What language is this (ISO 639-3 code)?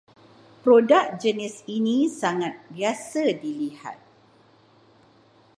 msa